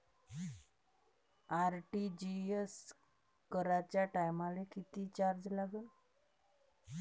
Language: Marathi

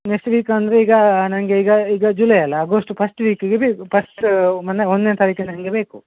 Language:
Kannada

